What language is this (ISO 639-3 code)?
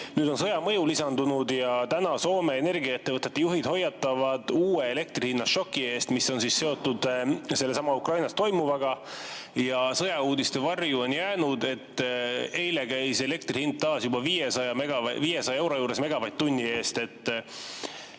est